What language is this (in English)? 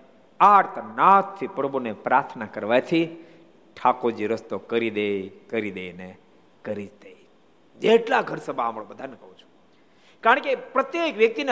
Gujarati